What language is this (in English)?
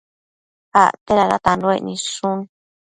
Matsés